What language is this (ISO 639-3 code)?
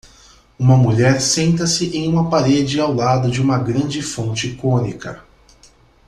por